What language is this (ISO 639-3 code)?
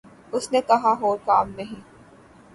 urd